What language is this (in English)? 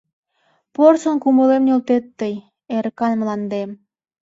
Mari